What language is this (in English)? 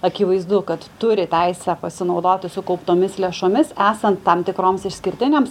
Lithuanian